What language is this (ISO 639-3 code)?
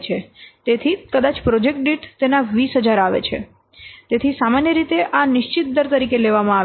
guj